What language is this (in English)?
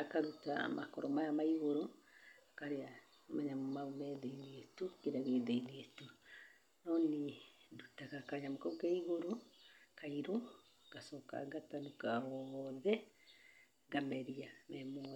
Kikuyu